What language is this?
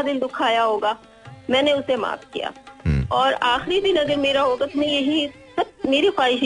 Hindi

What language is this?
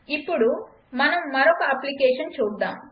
Telugu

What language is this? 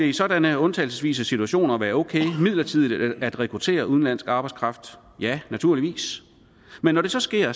Danish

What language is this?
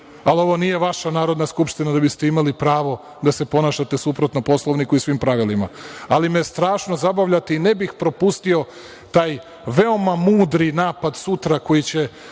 Serbian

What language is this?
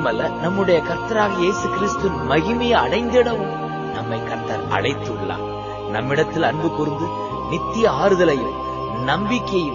Urdu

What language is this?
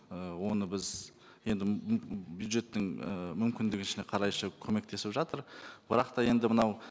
Kazakh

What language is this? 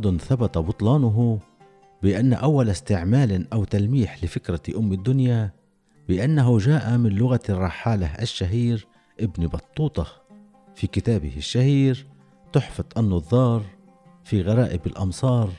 Arabic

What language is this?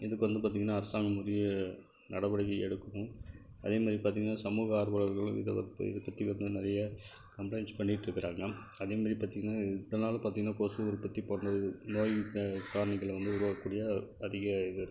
Tamil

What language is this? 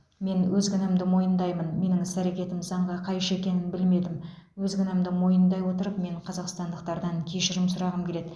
Kazakh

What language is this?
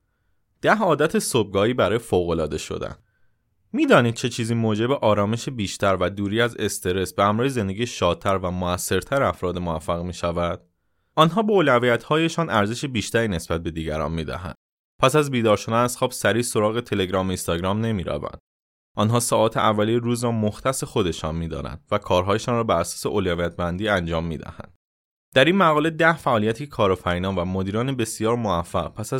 Persian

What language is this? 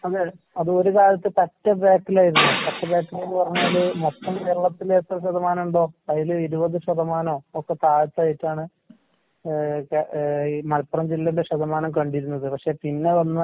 Malayalam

